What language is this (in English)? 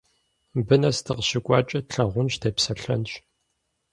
Kabardian